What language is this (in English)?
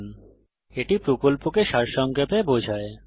Bangla